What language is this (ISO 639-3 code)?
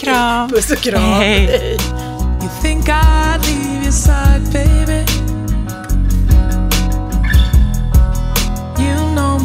swe